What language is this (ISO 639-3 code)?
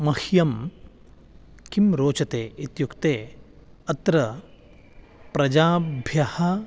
san